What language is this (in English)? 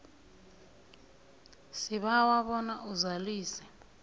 South Ndebele